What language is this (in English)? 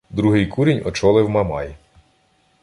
Ukrainian